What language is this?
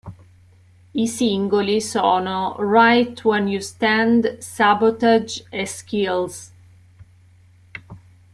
Italian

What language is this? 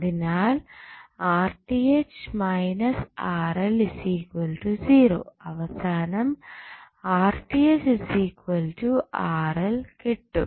Malayalam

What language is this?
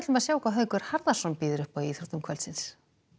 Icelandic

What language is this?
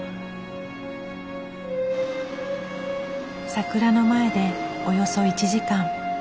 Japanese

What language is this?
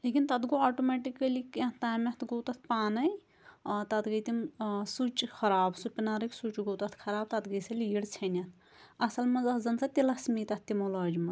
Kashmiri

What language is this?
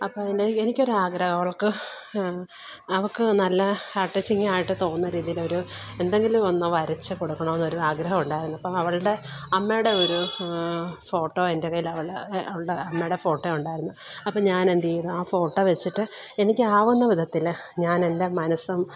Malayalam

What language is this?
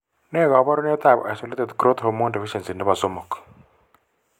Kalenjin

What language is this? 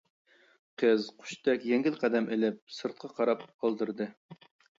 Uyghur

